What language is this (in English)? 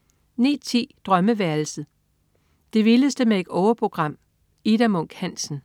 Danish